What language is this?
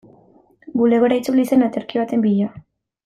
Basque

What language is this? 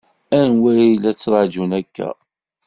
Kabyle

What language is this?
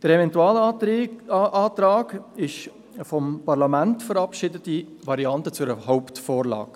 Swiss German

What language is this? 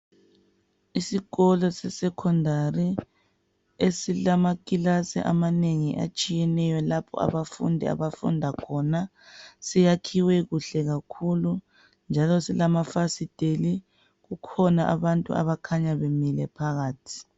North Ndebele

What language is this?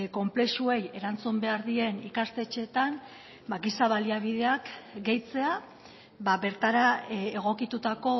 Basque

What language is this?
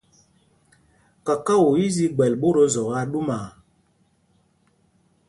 Mpumpong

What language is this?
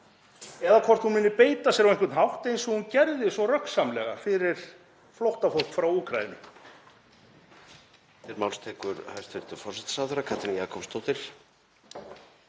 Icelandic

